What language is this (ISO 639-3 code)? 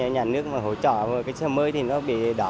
vie